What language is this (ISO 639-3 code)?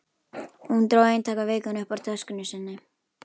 isl